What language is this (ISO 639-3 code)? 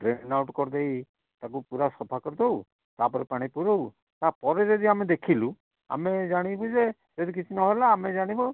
ori